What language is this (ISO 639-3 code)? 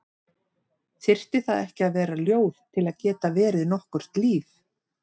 isl